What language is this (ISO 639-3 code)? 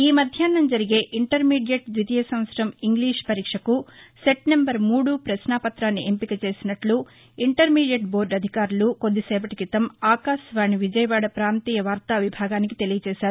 tel